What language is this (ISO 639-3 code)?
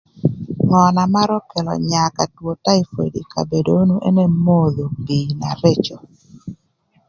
lth